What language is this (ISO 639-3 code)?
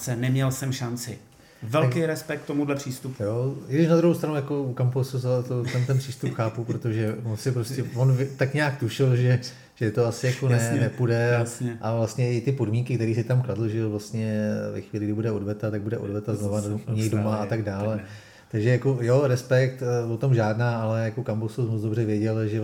ces